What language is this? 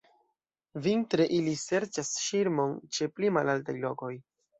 Esperanto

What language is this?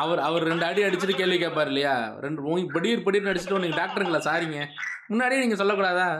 Tamil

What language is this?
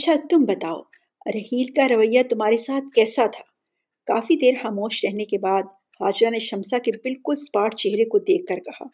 Urdu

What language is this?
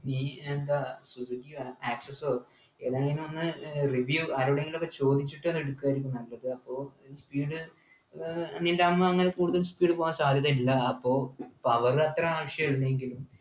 Malayalam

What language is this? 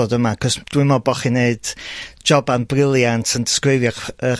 Welsh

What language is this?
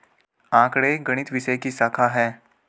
Hindi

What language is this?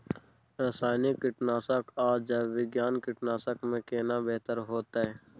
Maithili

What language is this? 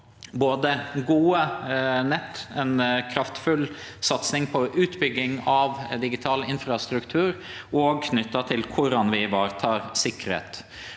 Norwegian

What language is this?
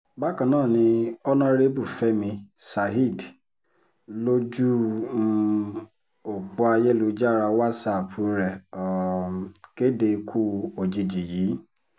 Yoruba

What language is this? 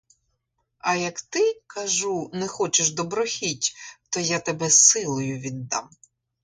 Ukrainian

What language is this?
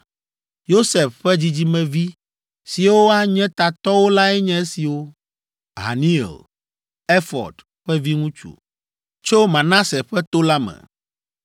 Ewe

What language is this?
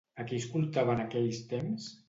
Catalan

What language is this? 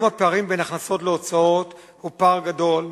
Hebrew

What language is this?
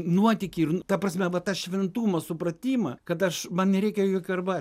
Lithuanian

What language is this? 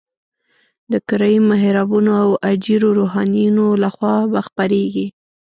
Pashto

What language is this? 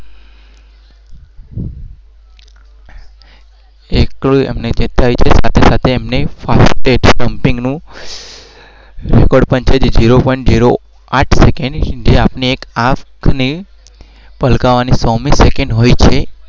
Gujarati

